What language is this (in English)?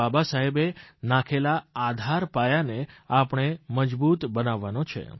Gujarati